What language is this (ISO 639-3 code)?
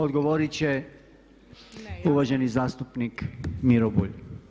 hrv